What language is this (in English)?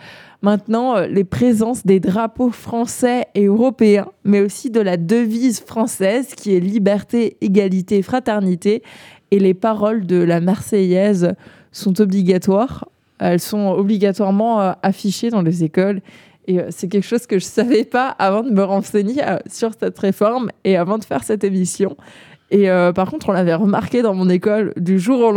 French